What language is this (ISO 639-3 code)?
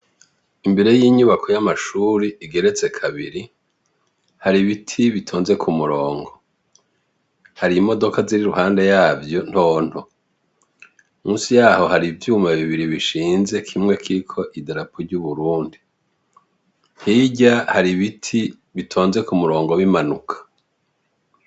run